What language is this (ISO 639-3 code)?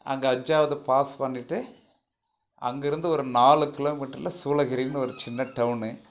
tam